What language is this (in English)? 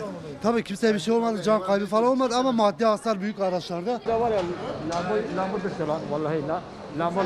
Turkish